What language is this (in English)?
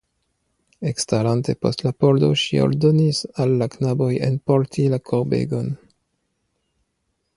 Esperanto